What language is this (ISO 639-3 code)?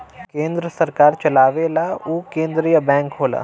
bho